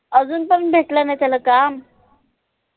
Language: Marathi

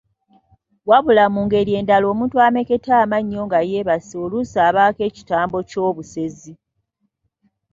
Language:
Ganda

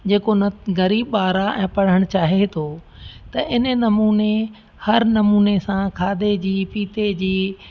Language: Sindhi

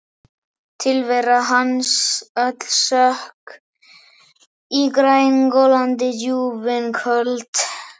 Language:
Icelandic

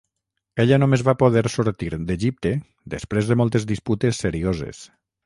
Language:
Catalan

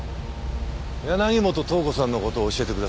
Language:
Japanese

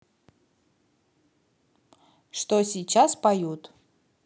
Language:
Russian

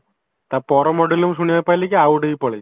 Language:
Odia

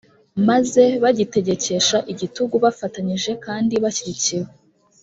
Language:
Kinyarwanda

